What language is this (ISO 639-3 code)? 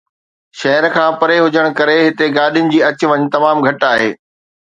snd